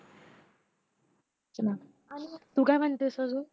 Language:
Marathi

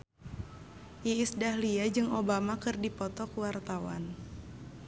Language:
Sundanese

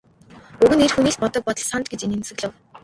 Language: Mongolian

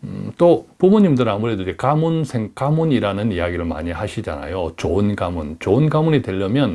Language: Korean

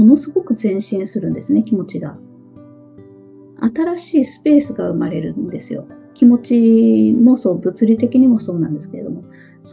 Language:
Japanese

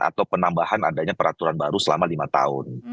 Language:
Indonesian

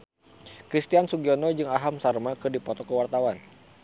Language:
Sundanese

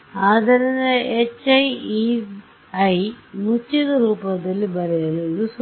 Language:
Kannada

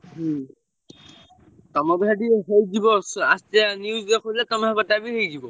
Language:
Odia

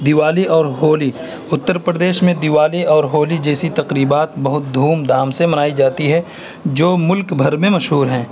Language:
Urdu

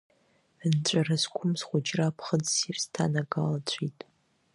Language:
Abkhazian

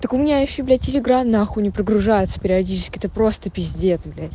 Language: Russian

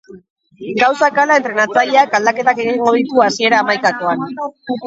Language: Basque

